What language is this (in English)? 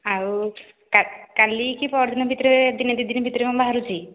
Odia